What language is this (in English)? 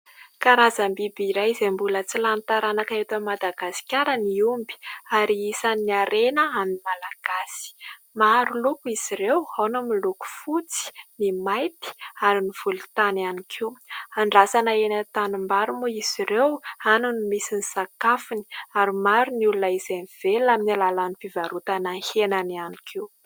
Malagasy